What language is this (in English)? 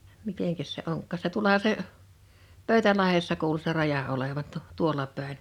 Finnish